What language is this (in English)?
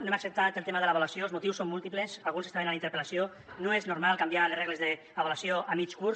Catalan